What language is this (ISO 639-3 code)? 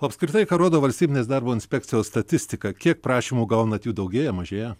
lit